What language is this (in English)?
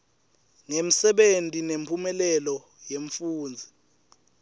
Swati